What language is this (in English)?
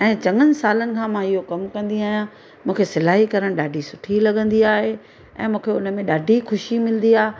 Sindhi